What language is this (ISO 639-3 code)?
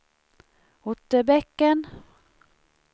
swe